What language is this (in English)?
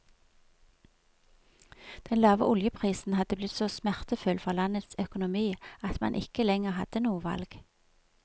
Norwegian